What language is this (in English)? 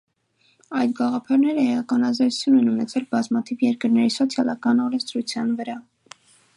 Armenian